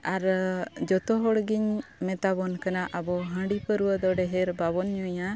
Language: Santali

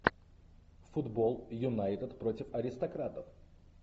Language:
Russian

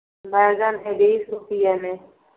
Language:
Hindi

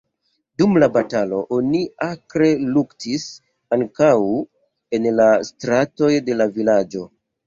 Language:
Esperanto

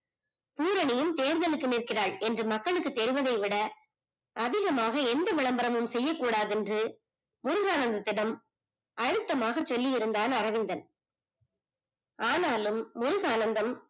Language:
Tamil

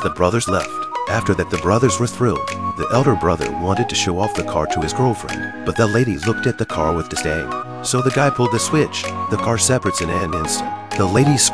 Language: English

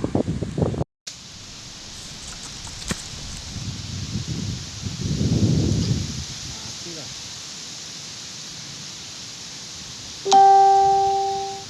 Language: Indonesian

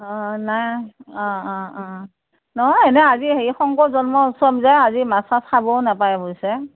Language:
Assamese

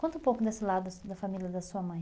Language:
Portuguese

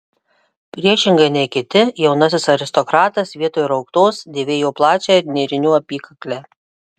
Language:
Lithuanian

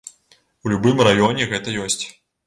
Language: Belarusian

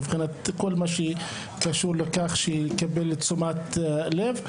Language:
Hebrew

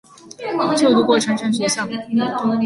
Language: Chinese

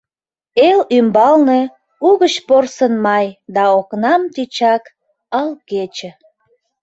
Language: Mari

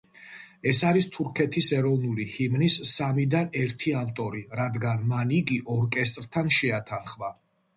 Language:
Georgian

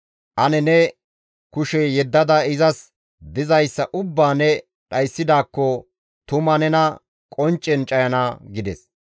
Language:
Gamo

